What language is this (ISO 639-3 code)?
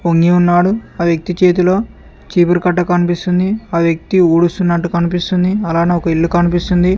tel